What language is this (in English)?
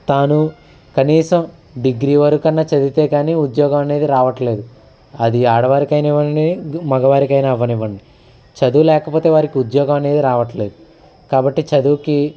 Telugu